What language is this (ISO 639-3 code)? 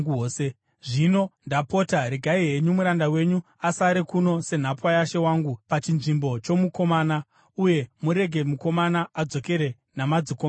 sna